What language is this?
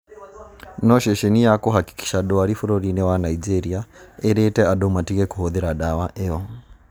Kikuyu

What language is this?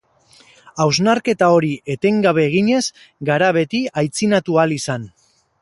Basque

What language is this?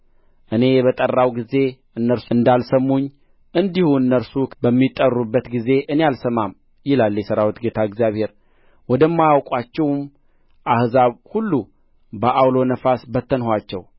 Amharic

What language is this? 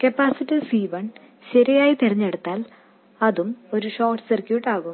Malayalam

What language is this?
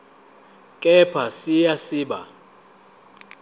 Zulu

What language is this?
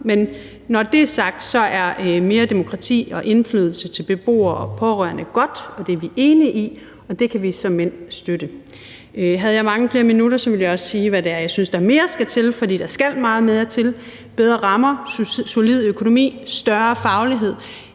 Danish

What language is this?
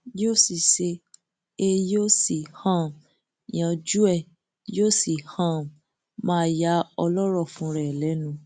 Yoruba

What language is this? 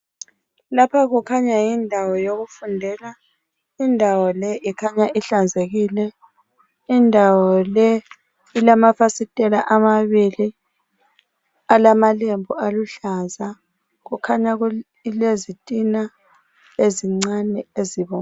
North Ndebele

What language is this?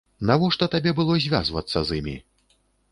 Belarusian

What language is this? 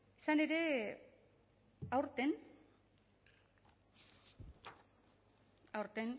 Basque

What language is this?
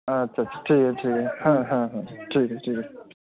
Bangla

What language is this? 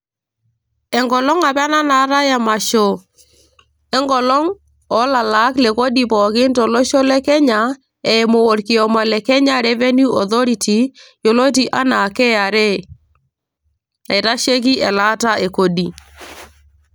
Masai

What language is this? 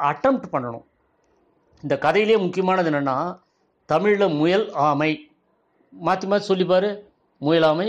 Tamil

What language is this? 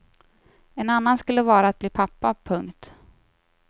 Swedish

